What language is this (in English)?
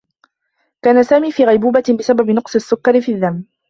Arabic